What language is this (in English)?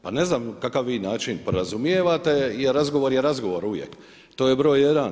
Croatian